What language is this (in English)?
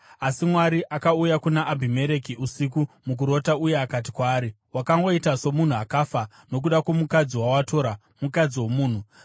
Shona